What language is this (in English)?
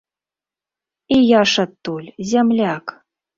Belarusian